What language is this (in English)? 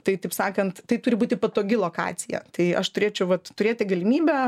Lithuanian